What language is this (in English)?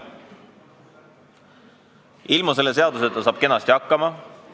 Estonian